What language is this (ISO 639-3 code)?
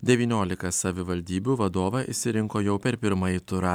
lit